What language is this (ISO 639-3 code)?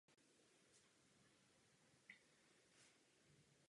ces